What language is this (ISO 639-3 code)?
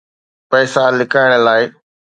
snd